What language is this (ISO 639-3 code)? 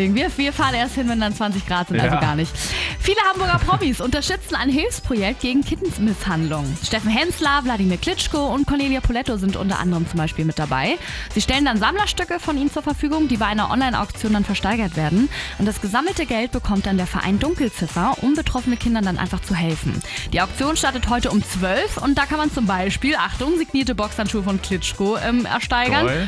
deu